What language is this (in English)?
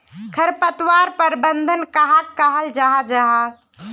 Magahi